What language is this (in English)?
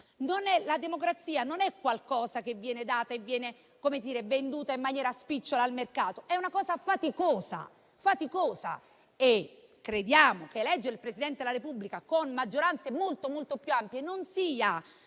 Italian